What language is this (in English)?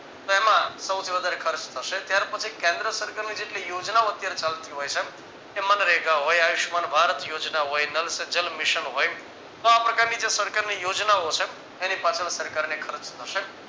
Gujarati